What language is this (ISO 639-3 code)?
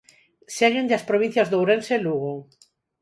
glg